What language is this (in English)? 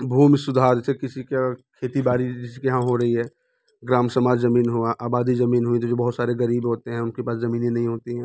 Hindi